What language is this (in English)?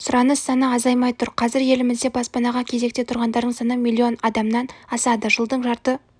Kazakh